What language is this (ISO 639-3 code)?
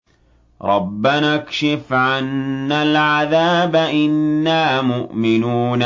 ara